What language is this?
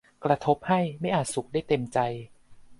Thai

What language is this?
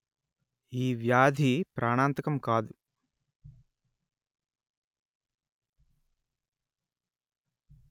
Telugu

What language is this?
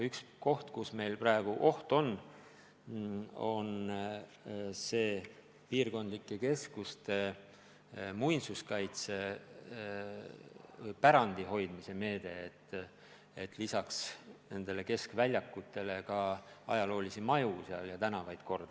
Estonian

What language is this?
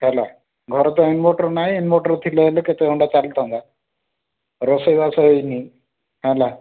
Odia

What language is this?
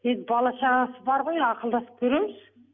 Kazakh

